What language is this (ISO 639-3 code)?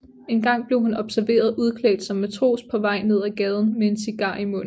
dan